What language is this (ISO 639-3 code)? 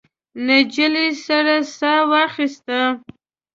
pus